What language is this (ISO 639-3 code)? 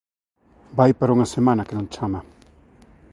glg